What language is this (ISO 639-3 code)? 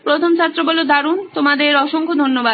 ben